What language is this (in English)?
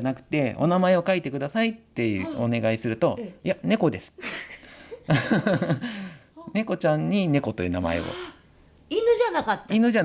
Japanese